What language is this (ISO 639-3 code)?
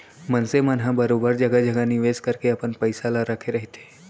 hne